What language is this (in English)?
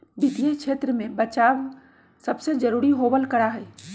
Magahi